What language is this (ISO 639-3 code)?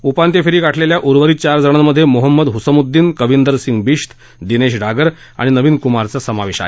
mar